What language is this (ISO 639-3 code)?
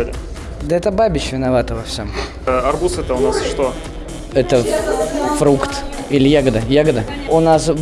rus